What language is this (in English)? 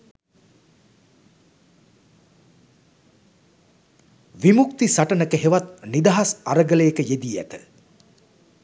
Sinhala